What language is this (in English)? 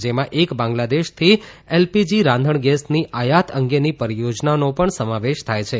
Gujarati